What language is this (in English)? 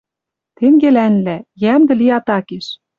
Western Mari